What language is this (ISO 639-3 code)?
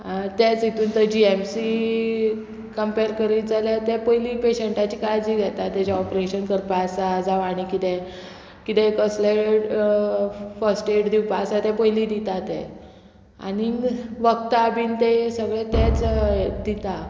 kok